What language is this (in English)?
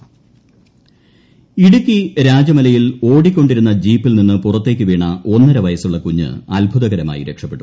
Malayalam